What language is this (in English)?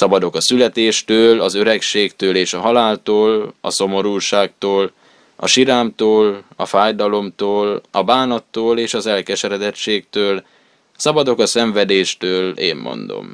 Hungarian